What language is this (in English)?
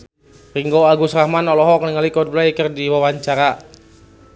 Sundanese